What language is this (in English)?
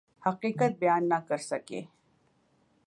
Urdu